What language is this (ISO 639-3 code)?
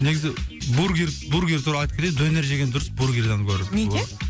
kaz